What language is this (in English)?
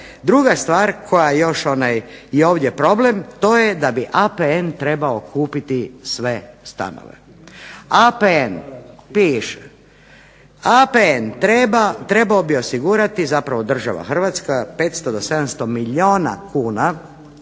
Croatian